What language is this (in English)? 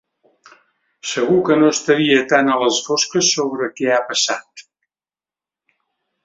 Catalan